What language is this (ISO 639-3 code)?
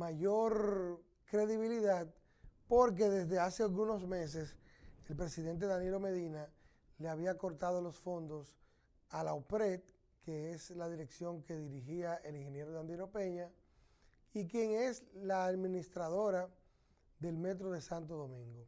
spa